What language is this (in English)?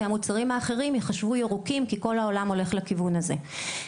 Hebrew